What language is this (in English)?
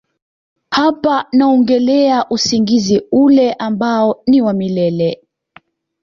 Swahili